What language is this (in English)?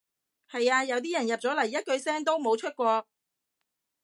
Cantonese